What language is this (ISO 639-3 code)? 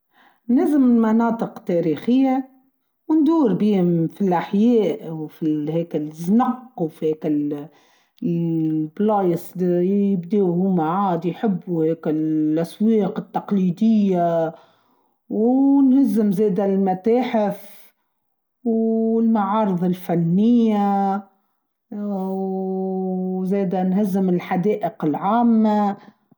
aeb